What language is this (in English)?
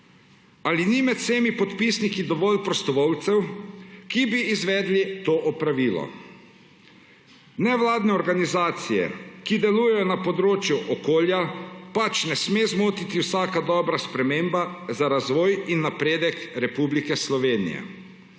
Slovenian